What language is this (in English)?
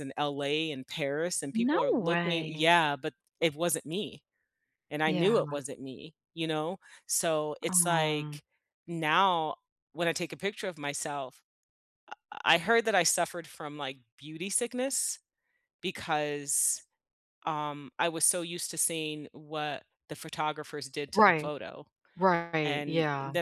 English